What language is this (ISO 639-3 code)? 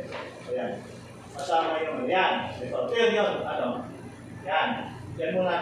fil